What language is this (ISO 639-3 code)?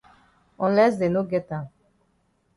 wes